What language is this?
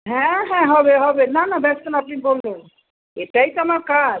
Bangla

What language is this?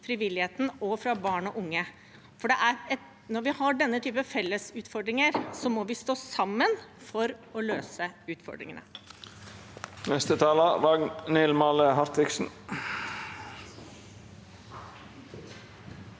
Norwegian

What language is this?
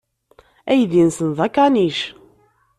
Kabyle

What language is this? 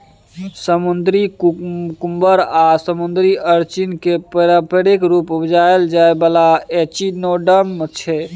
Maithili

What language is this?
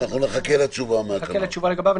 Hebrew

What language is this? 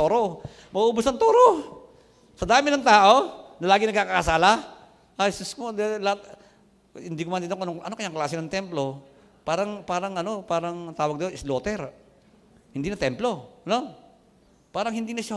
Filipino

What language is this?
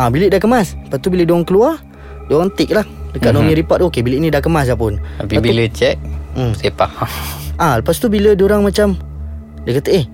Malay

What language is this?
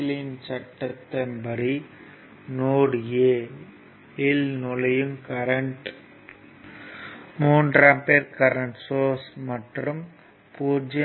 Tamil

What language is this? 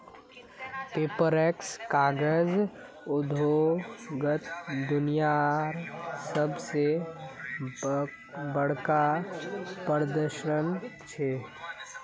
Magahi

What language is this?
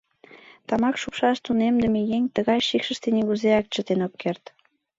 Mari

